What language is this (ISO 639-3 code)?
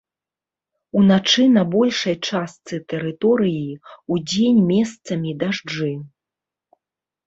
bel